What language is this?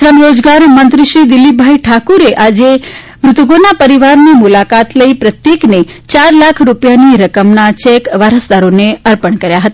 Gujarati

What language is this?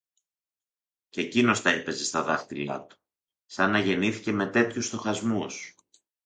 Greek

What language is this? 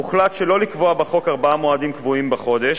Hebrew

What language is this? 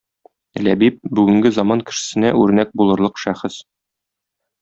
Tatar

